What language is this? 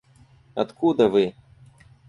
Russian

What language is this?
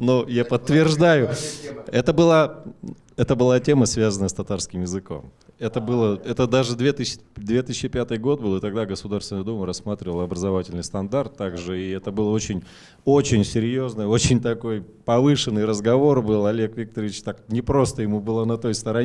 Russian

